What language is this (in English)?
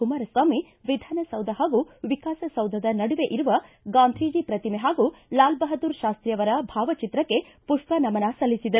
Kannada